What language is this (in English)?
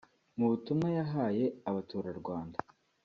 Kinyarwanda